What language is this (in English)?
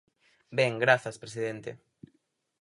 Galician